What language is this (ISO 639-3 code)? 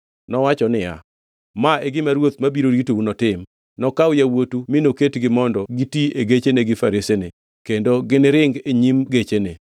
luo